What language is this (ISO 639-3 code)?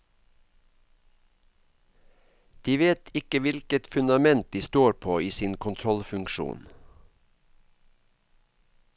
nor